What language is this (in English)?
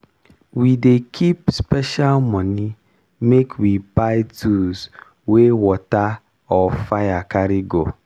Nigerian Pidgin